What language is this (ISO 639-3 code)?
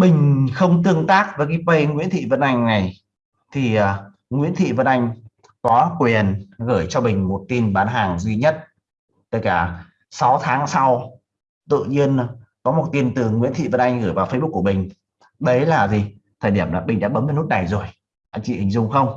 vie